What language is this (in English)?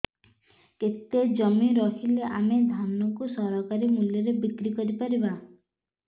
Odia